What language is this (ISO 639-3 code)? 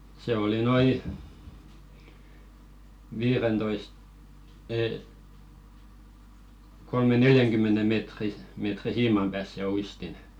fin